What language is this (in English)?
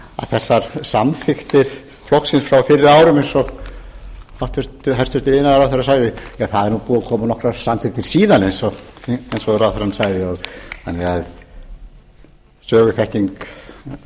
Icelandic